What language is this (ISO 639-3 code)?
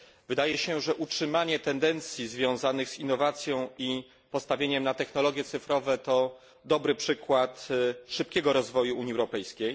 pol